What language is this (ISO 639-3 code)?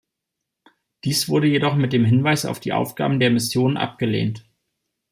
deu